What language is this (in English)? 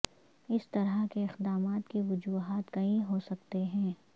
Urdu